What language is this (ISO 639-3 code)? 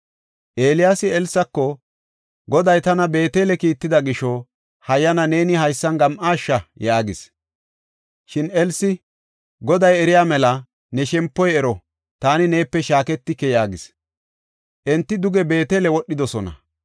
gof